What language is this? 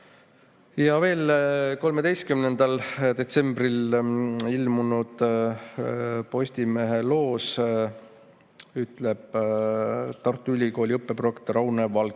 Estonian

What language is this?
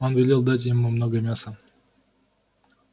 Russian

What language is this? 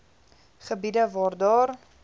Afrikaans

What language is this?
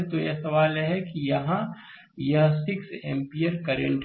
Hindi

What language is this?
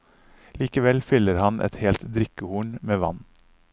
Norwegian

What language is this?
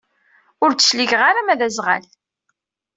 Kabyle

